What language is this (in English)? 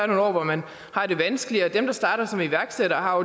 Danish